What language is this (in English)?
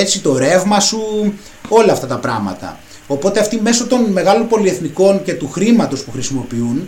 Greek